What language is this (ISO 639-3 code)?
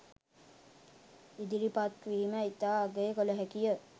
sin